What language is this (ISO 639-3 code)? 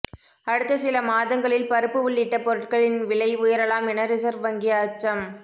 tam